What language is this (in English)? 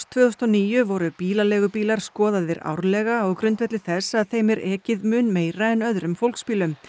Icelandic